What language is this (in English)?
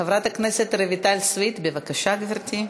Hebrew